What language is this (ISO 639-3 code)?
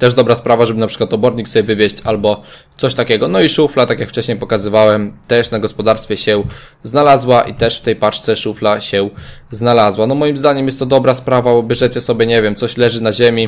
pol